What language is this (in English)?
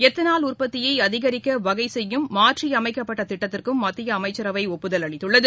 Tamil